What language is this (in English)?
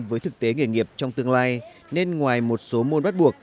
Vietnamese